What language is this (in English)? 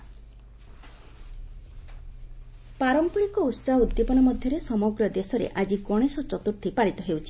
Odia